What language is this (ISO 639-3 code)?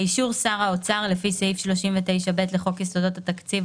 heb